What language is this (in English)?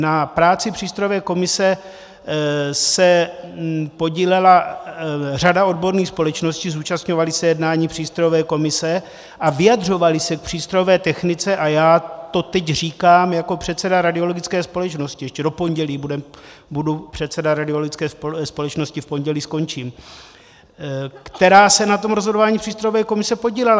Czech